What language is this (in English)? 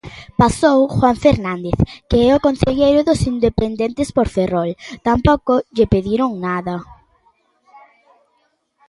Galician